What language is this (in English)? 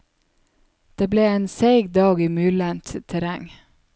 Norwegian